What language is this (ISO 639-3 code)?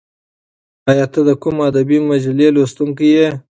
pus